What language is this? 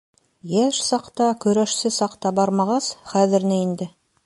Bashkir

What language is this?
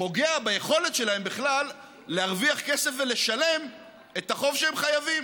Hebrew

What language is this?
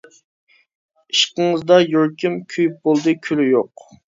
Uyghur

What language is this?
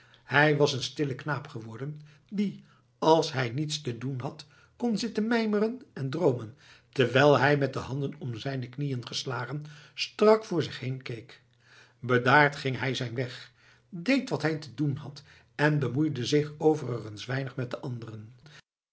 Dutch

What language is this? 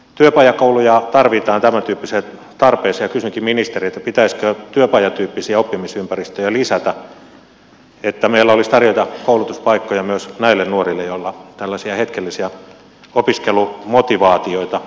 Finnish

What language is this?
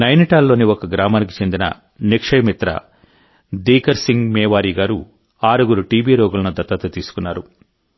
Telugu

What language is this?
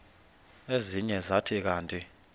Xhosa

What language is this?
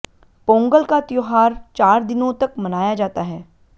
Hindi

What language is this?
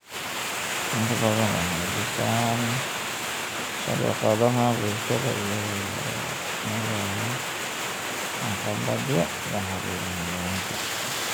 Somali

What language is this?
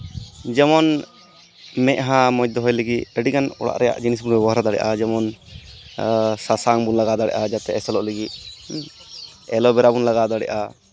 Santali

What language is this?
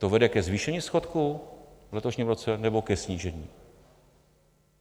Czech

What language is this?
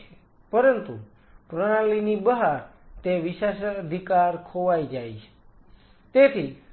Gujarati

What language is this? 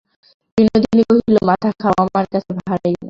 Bangla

